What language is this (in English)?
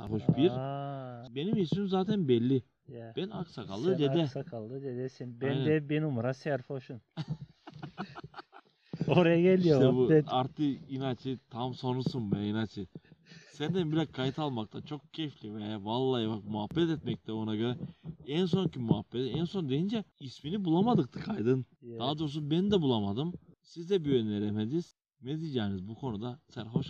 Turkish